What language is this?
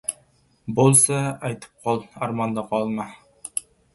Uzbek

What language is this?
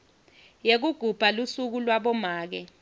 Swati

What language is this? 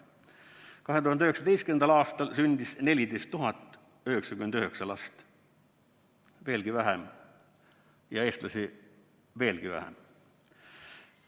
Estonian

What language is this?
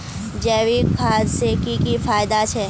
Magahi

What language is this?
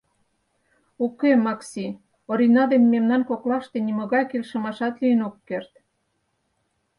Mari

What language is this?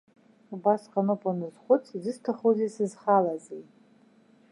Abkhazian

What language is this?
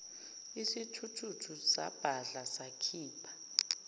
Zulu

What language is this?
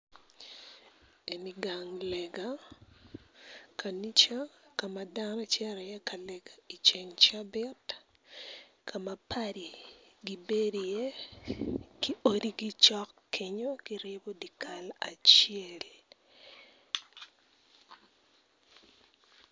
Acoli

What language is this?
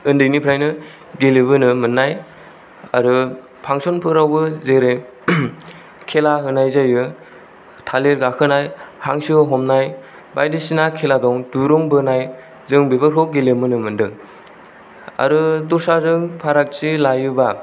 Bodo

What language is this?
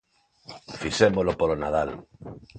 Galician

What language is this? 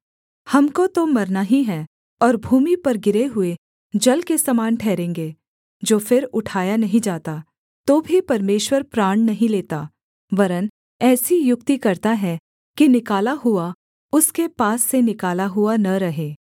Hindi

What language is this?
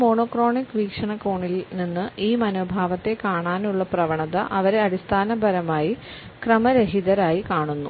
Malayalam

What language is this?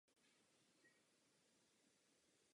Czech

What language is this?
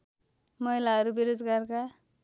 Nepali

